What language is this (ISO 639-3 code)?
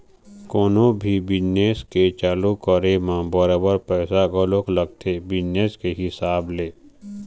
hne